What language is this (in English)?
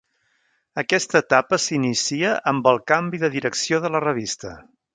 Catalan